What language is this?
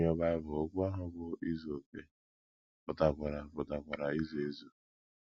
Igbo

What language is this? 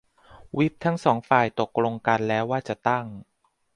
Thai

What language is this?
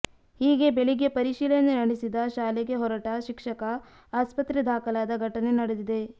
Kannada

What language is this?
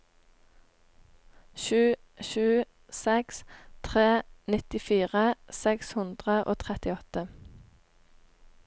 Norwegian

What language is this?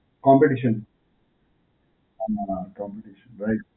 Gujarati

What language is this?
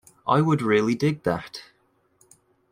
English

